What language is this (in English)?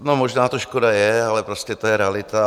Czech